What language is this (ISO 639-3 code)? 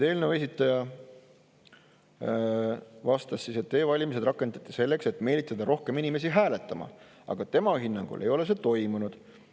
est